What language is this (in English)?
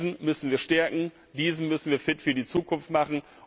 German